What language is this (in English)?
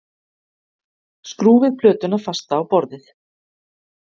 Icelandic